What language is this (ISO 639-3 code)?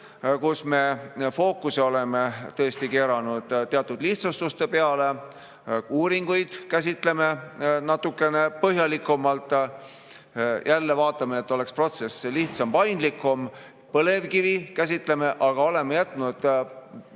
est